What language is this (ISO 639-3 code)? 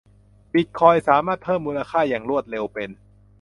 tha